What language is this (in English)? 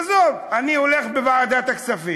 Hebrew